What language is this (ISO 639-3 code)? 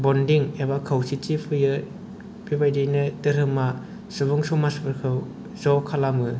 brx